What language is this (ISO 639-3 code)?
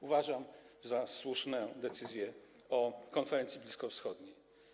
pol